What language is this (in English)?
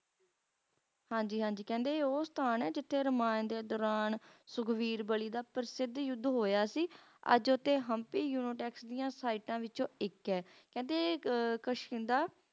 Punjabi